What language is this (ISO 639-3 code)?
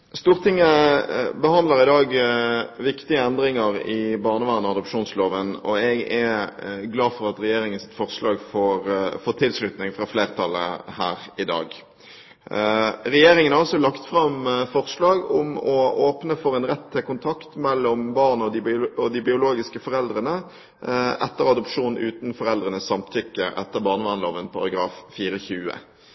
nob